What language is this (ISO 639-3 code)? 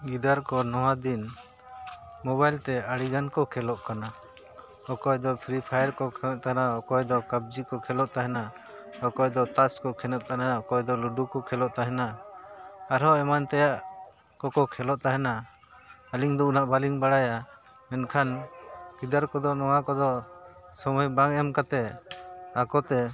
sat